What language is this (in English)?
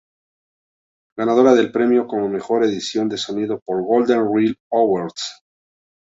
Spanish